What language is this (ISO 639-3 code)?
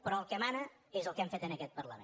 cat